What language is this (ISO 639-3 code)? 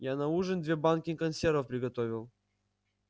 rus